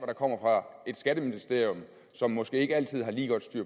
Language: Danish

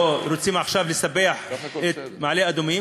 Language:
Hebrew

